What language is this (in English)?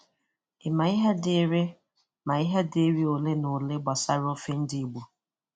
Igbo